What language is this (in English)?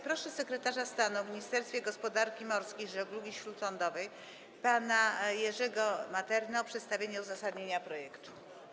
Polish